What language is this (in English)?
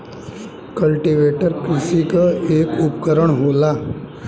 Bhojpuri